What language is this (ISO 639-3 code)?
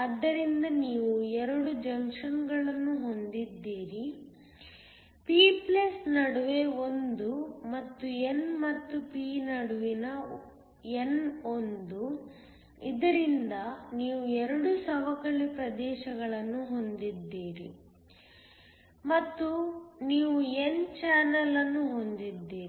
kan